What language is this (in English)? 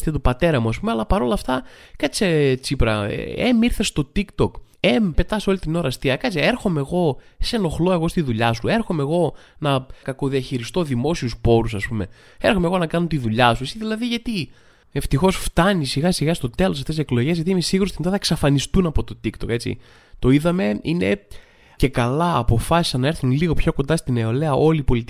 Greek